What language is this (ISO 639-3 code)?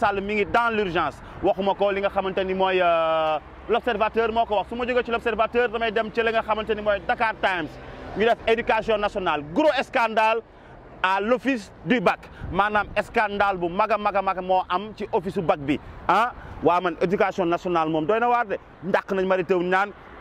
fra